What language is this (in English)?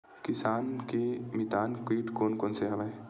Chhattisgarhi